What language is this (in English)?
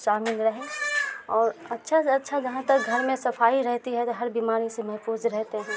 Urdu